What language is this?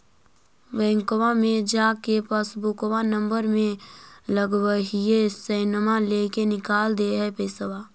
Magahi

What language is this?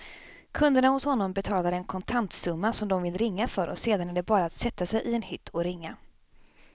Swedish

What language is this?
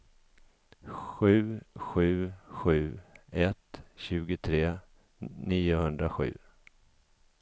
Swedish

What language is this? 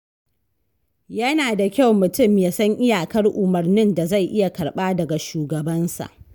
Hausa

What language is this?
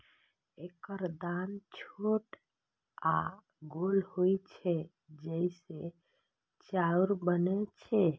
Maithili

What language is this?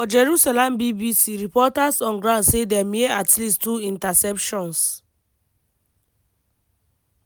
Nigerian Pidgin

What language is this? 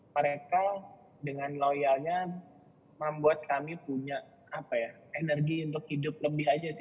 Indonesian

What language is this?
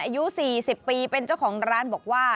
Thai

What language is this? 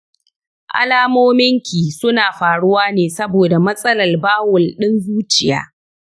Hausa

